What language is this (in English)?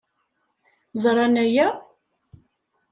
Kabyle